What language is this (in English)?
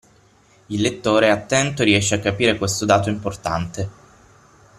Italian